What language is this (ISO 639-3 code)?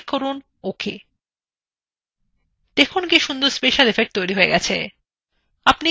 ben